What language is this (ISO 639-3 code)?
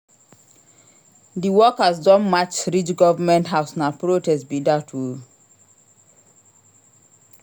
pcm